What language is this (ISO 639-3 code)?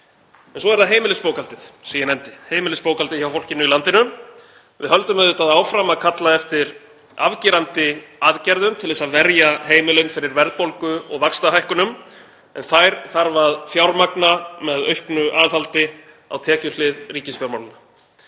isl